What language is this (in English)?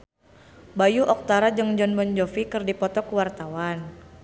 Sundanese